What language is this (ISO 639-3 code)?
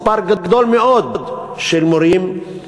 heb